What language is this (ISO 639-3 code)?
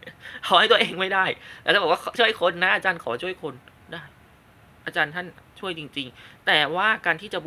tha